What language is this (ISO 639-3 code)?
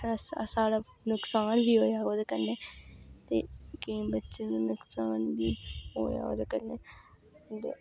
doi